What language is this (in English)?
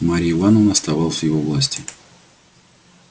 Russian